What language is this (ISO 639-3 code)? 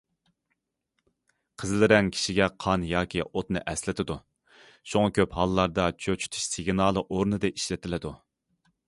uig